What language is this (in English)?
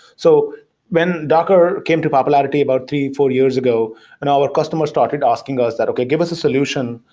English